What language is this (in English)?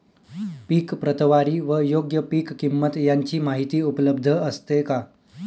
Marathi